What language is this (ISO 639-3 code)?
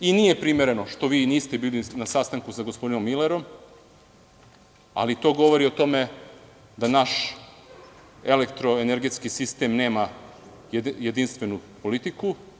srp